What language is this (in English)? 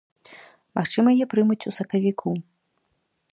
Belarusian